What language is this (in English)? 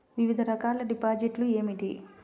Telugu